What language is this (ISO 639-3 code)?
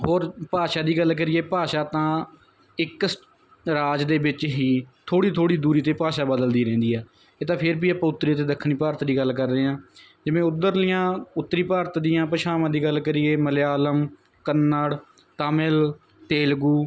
pan